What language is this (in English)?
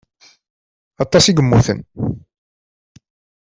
Kabyle